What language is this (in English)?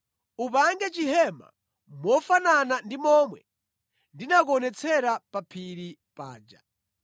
Nyanja